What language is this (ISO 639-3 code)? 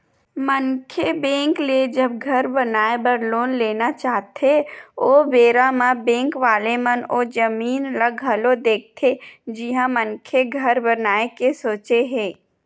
hne